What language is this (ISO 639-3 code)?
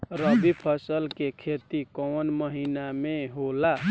bho